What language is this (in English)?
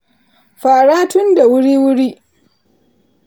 Hausa